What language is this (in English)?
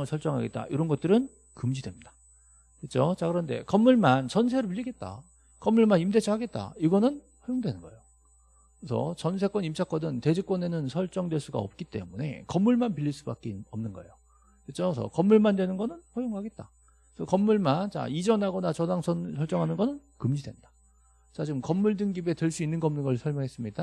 Korean